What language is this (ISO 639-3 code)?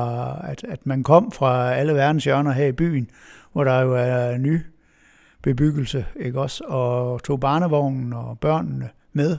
dan